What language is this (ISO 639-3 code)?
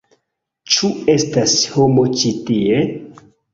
epo